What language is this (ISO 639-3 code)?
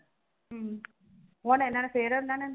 pan